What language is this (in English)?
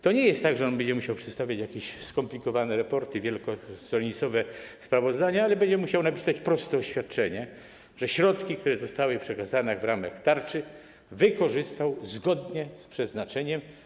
Polish